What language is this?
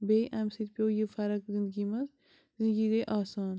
Kashmiri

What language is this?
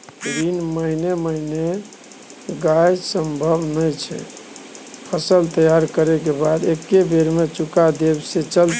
Maithili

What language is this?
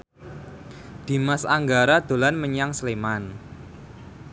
Javanese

